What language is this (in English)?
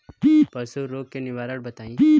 Bhojpuri